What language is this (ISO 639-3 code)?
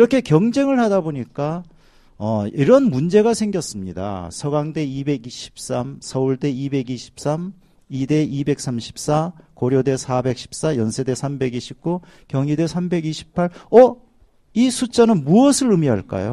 kor